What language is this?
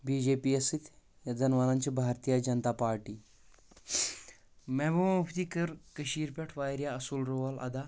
Kashmiri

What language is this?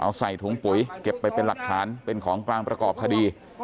Thai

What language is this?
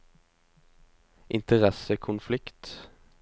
Norwegian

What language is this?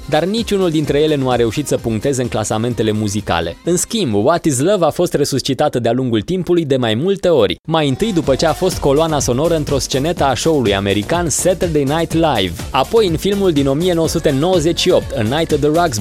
Romanian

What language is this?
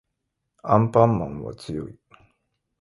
Japanese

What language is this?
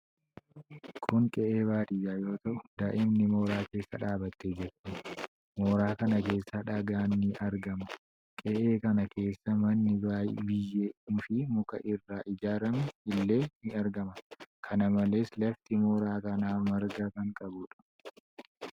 Oromo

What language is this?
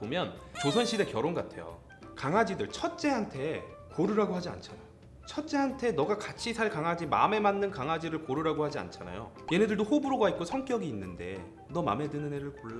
Korean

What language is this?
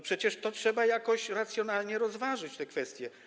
Polish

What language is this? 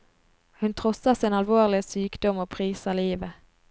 Norwegian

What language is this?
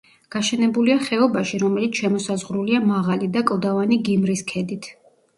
Georgian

